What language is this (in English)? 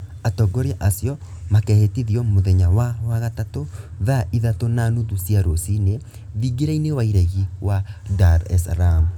Kikuyu